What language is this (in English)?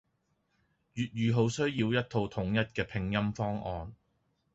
Cantonese